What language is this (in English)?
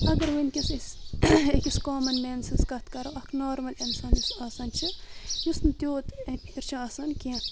Kashmiri